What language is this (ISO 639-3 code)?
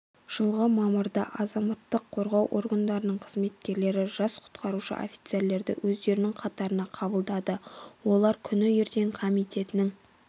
kaz